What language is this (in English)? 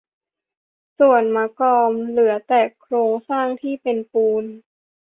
Thai